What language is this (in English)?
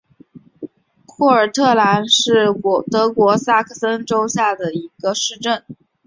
Chinese